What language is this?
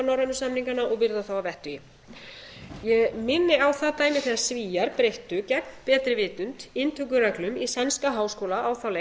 Icelandic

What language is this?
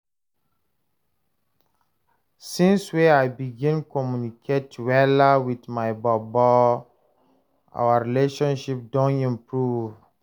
Nigerian Pidgin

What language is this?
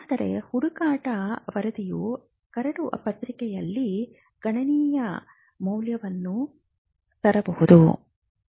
Kannada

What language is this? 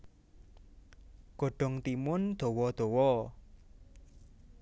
Javanese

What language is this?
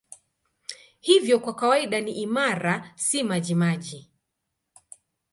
Swahili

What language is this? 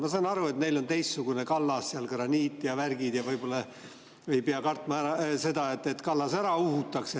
Estonian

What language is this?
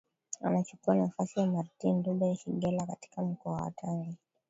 Swahili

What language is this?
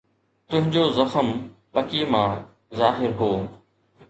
Sindhi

